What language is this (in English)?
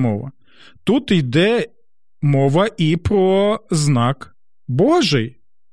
Ukrainian